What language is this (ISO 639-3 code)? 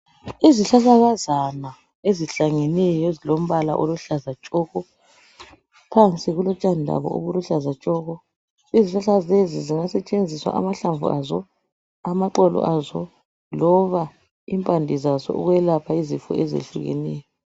nde